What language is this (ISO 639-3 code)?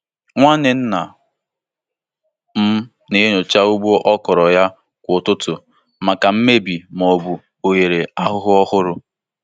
ibo